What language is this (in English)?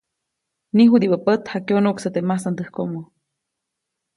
Copainalá Zoque